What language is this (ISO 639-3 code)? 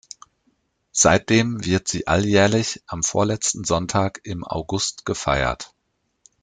deu